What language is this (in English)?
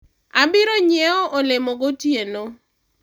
Luo (Kenya and Tanzania)